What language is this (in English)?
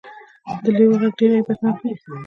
Pashto